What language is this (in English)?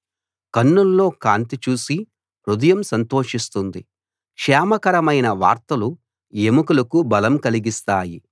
Telugu